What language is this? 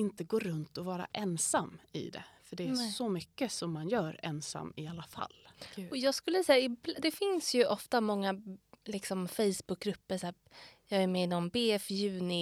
Swedish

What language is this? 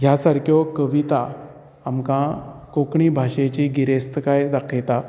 Konkani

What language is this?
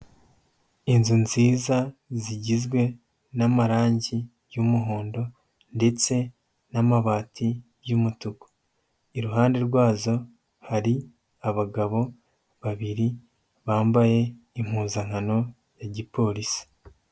Kinyarwanda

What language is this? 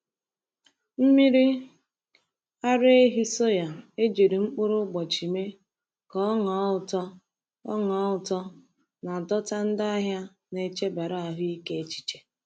Igbo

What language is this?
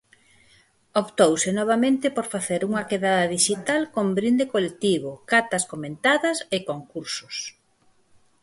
Galician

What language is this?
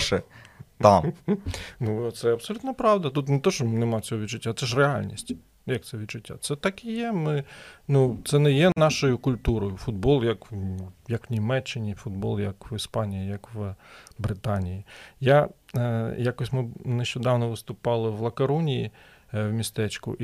Ukrainian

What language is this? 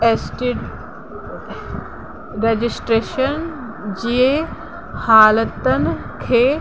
Sindhi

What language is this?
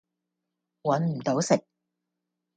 Cantonese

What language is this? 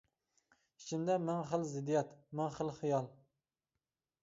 Uyghur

